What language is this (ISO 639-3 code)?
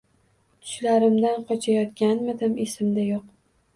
uzb